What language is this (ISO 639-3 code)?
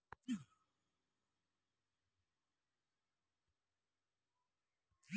tel